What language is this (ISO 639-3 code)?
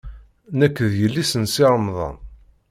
kab